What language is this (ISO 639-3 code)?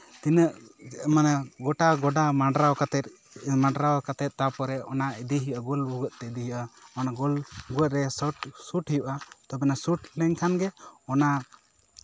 sat